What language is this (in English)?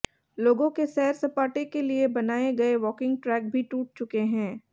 Hindi